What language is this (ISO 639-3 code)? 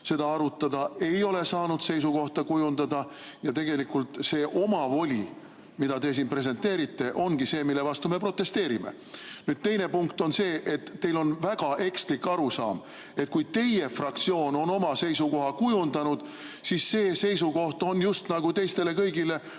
est